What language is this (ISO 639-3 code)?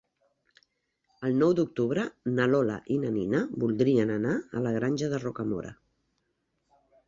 cat